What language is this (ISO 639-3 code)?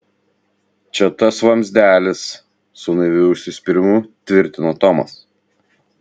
lit